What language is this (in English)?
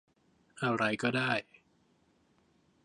Thai